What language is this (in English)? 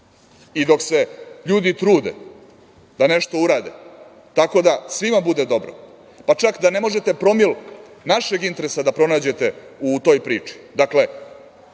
Serbian